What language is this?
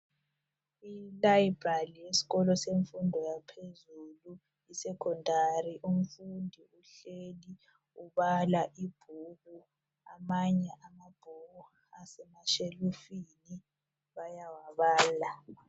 North Ndebele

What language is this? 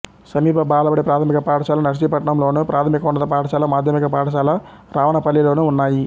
Telugu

